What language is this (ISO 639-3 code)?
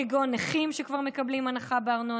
heb